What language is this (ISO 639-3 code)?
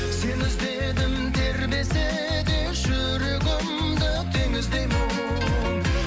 kaz